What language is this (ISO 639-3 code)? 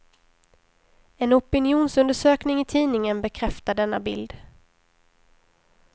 swe